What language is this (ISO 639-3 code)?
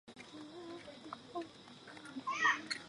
zho